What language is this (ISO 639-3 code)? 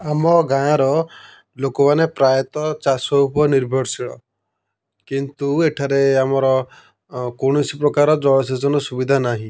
ori